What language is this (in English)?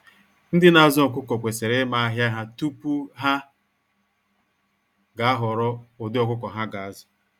Igbo